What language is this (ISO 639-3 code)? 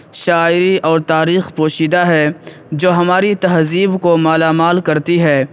urd